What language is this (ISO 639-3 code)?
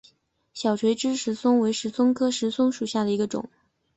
zho